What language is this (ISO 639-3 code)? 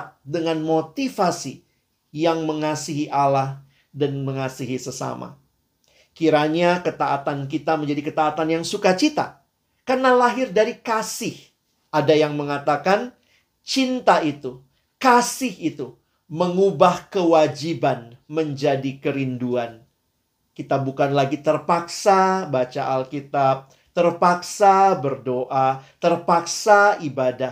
ind